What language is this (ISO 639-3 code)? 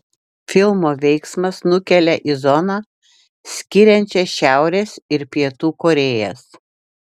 lit